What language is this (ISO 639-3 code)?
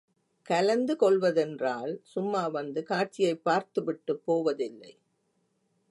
tam